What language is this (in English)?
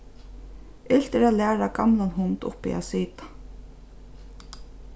Faroese